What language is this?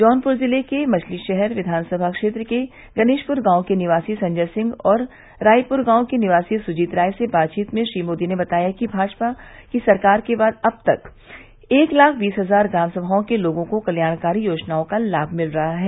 Hindi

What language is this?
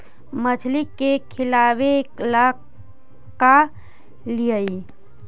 Magahi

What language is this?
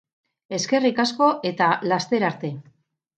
Basque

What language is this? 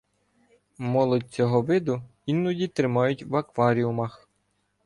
Ukrainian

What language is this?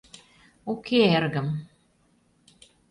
Mari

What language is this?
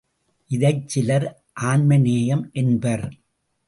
Tamil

